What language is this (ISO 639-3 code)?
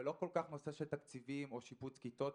heb